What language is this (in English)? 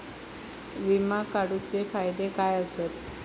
Marathi